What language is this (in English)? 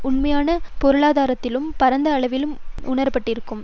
Tamil